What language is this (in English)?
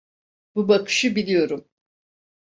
Turkish